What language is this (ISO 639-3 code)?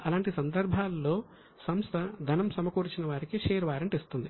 tel